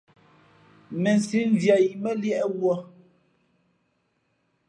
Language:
Fe'fe'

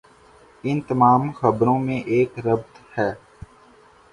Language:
Urdu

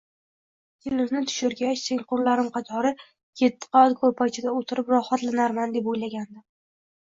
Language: Uzbek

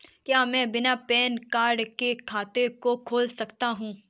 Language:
Hindi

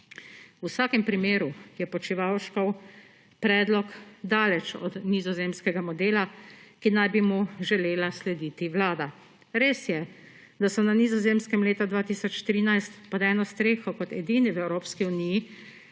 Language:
Slovenian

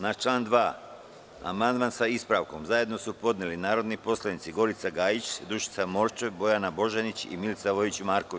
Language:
Serbian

